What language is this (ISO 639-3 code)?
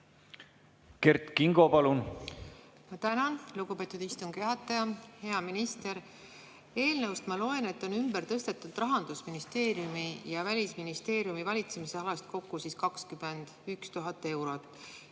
est